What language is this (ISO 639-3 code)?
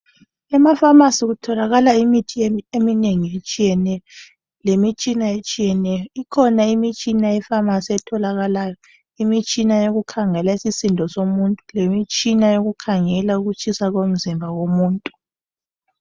nde